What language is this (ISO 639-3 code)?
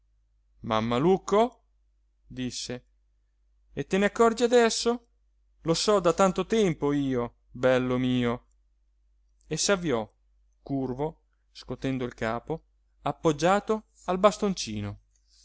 ita